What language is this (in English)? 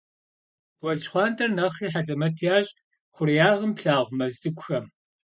Kabardian